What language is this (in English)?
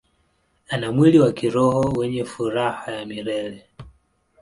Swahili